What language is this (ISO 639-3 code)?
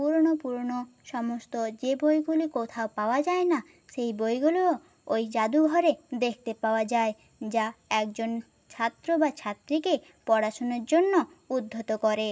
ben